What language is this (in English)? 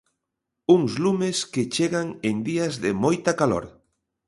Galician